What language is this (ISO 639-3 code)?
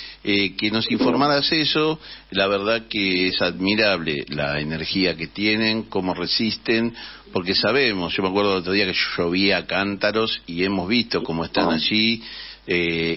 spa